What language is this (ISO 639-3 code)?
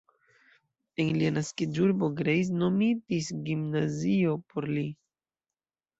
epo